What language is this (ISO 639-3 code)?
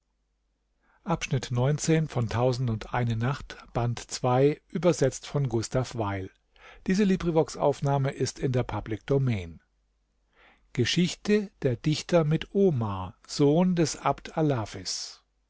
deu